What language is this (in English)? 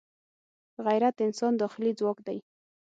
Pashto